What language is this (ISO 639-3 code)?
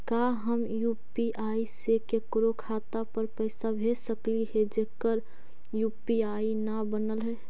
mag